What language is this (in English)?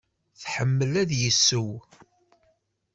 Kabyle